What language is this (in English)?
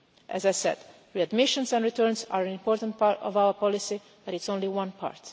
English